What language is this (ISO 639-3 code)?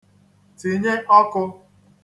ibo